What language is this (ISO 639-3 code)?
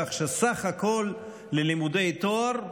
heb